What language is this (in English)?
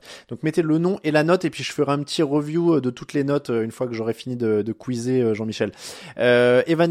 French